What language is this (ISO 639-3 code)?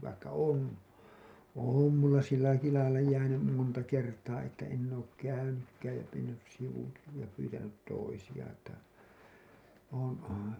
fin